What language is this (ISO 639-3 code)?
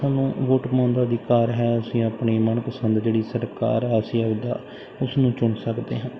pan